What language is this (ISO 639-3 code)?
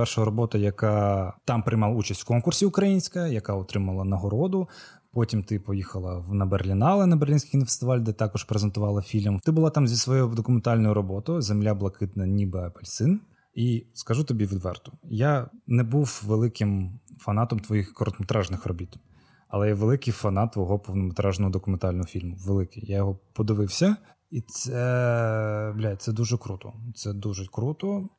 ukr